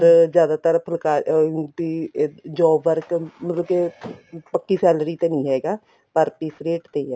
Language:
Punjabi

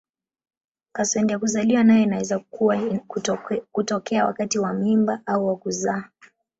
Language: Swahili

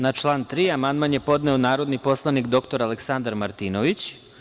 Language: Serbian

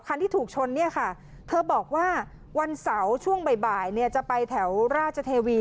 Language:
Thai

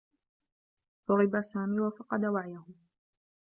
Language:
Arabic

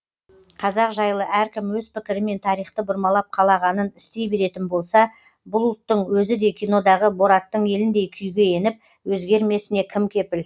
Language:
Kazakh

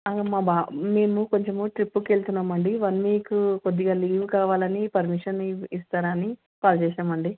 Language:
Telugu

